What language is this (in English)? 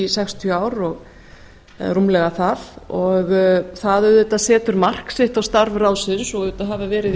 Icelandic